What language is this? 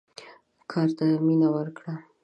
Pashto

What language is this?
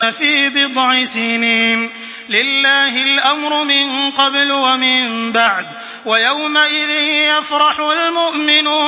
Arabic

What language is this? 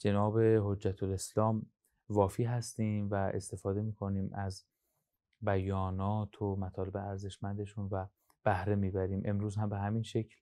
Persian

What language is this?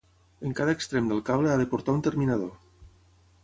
Catalan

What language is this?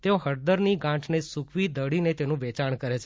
Gujarati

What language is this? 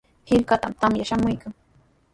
Sihuas Ancash Quechua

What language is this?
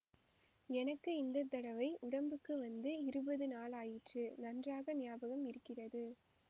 Tamil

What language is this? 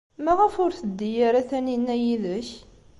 Kabyle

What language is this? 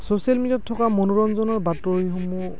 Assamese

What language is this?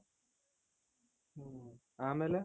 Kannada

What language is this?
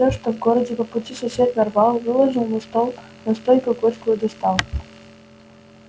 Russian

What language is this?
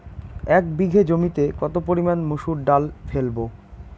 Bangla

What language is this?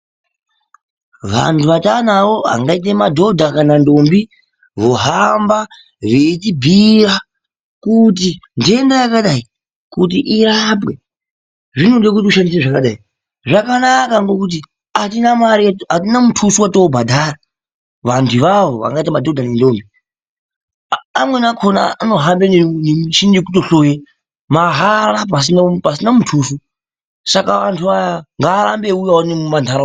Ndau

